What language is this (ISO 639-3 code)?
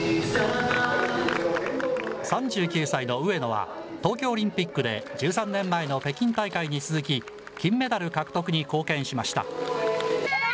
jpn